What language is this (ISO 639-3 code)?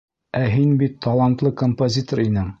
bak